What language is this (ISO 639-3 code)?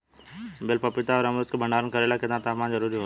bho